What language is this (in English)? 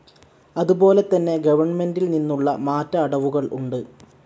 Malayalam